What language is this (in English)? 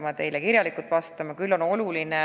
Estonian